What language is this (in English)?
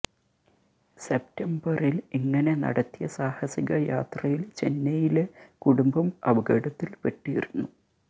Malayalam